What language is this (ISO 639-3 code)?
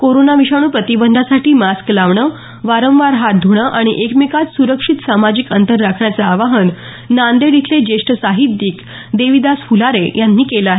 mar